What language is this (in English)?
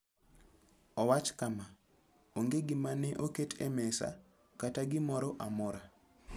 Luo (Kenya and Tanzania)